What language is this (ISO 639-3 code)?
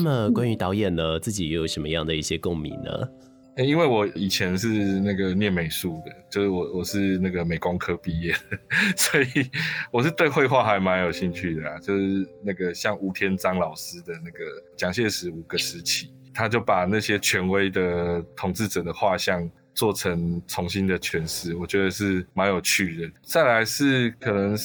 zho